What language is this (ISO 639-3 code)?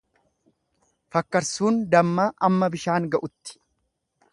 orm